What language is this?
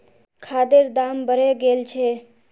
Magahi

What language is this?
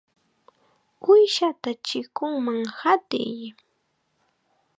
Chiquián Ancash Quechua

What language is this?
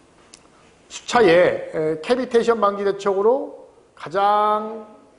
Korean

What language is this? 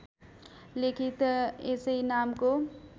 Nepali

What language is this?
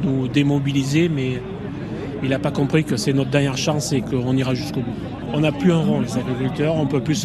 French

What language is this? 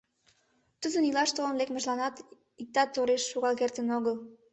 Mari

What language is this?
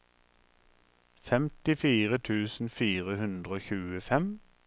Norwegian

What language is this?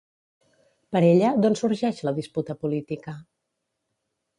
Catalan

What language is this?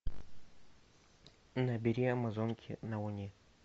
Russian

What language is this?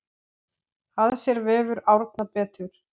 Icelandic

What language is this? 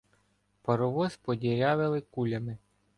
Ukrainian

